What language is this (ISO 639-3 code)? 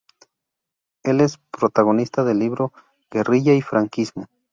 spa